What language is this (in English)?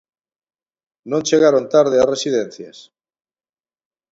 Galician